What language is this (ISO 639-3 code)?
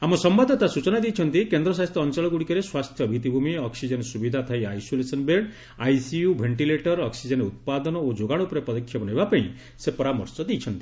ori